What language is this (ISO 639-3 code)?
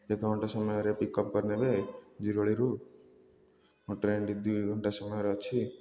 ori